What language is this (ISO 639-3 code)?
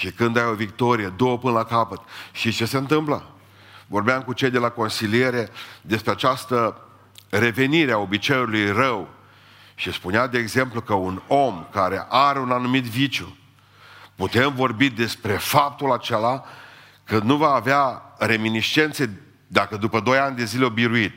ron